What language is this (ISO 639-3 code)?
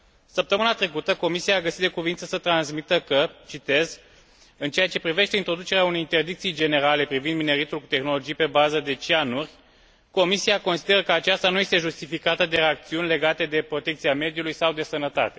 ron